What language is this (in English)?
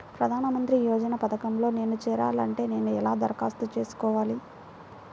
Telugu